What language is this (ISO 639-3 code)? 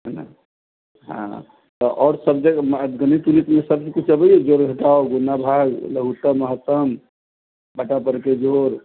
mai